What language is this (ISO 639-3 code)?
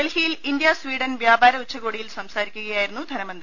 mal